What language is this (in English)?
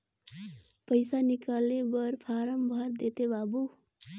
Chhattisgarhi